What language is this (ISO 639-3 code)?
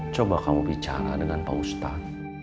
ind